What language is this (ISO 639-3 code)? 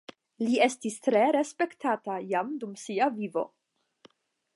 epo